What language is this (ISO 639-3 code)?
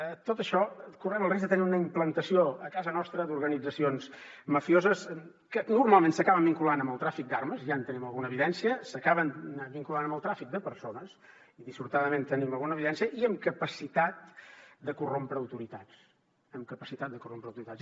cat